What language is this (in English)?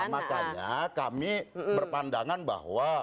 Indonesian